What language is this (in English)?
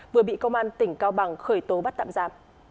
Vietnamese